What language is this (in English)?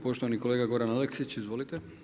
Croatian